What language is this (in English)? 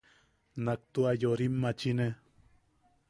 Yaqui